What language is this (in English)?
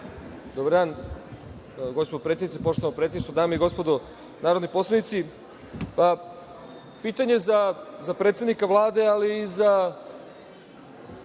Serbian